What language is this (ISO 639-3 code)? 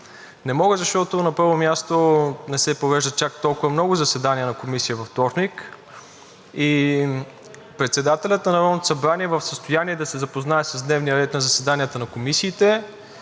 bul